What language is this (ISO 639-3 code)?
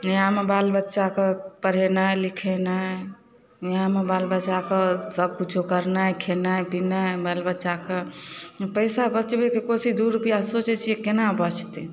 mai